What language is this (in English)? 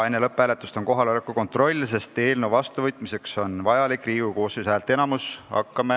Estonian